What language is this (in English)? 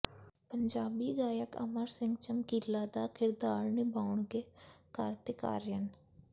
Punjabi